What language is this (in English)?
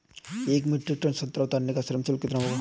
Hindi